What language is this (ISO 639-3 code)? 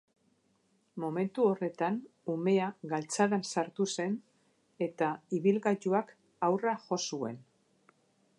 eus